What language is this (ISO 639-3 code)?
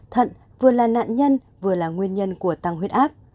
vie